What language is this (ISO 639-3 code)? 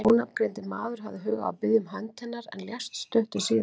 isl